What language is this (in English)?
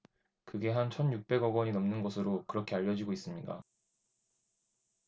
Korean